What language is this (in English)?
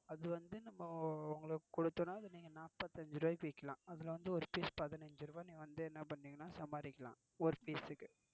Tamil